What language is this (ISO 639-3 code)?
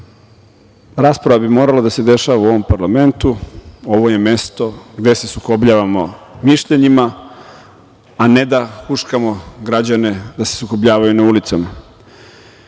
srp